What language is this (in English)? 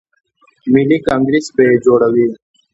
Pashto